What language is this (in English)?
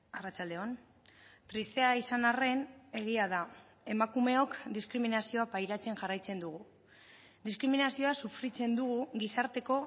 Basque